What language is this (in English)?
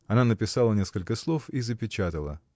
Russian